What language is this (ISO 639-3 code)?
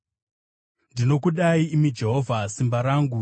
sna